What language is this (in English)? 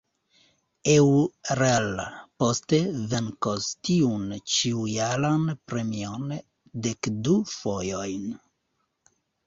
Esperanto